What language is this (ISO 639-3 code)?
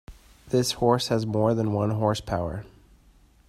eng